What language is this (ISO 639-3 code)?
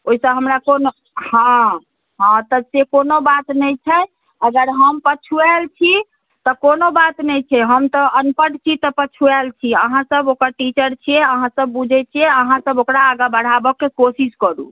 mai